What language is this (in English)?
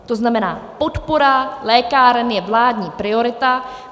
Czech